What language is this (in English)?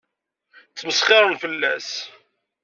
Kabyle